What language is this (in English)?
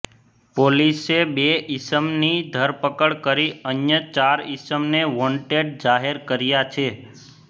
Gujarati